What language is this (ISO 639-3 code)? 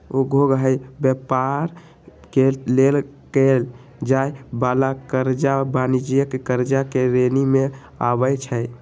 mag